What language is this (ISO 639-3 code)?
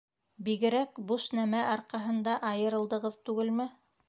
bak